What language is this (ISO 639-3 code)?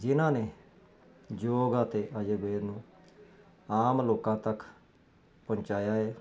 pan